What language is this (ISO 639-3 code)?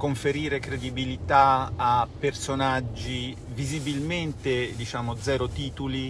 ita